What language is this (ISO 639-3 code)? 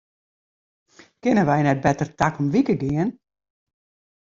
fry